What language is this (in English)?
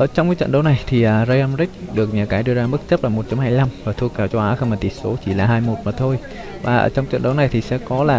Vietnamese